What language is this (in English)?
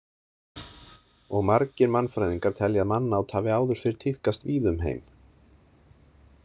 Icelandic